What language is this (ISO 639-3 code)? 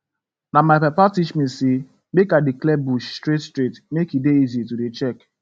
pcm